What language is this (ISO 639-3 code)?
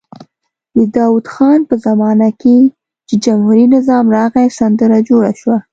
pus